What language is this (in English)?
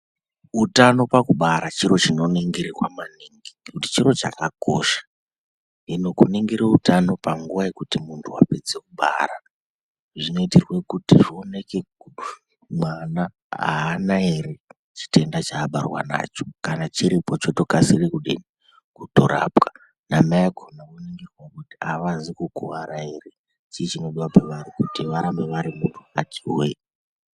Ndau